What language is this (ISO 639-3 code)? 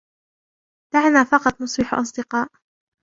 ara